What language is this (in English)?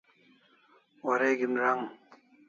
Kalasha